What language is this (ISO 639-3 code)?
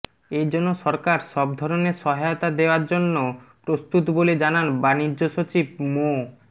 ben